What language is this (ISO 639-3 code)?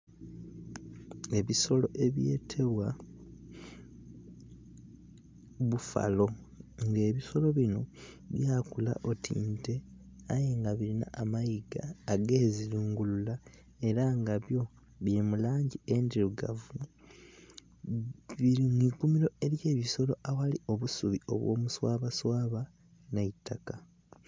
xog